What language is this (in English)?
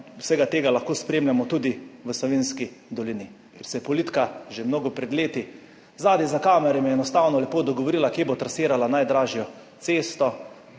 Slovenian